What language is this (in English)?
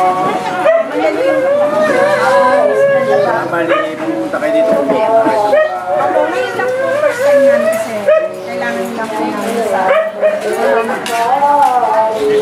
Indonesian